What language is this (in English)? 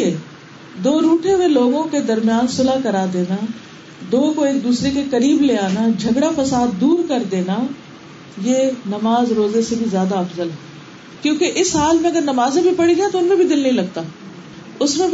Urdu